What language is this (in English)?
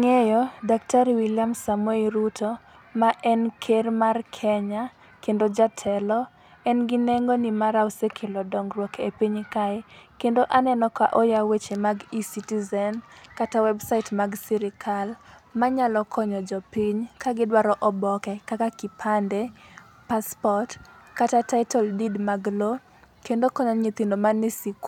Luo (Kenya and Tanzania)